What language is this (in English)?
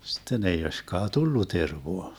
Finnish